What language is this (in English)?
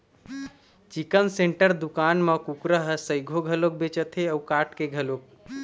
Chhattisgarhi